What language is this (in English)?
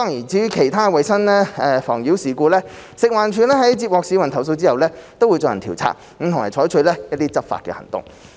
Cantonese